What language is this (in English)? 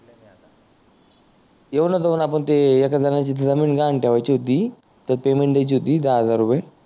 Marathi